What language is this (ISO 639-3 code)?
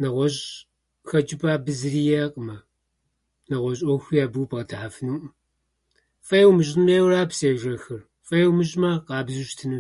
kbd